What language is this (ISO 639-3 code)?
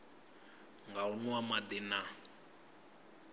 ven